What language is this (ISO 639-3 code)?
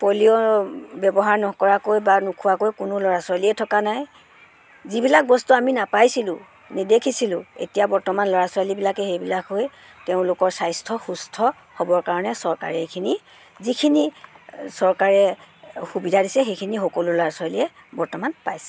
asm